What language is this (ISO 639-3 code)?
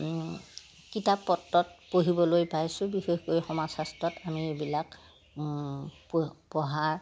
asm